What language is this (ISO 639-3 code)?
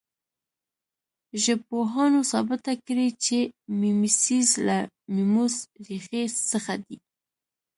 pus